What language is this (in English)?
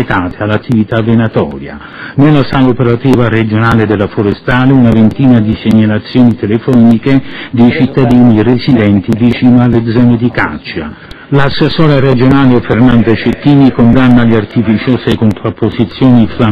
Italian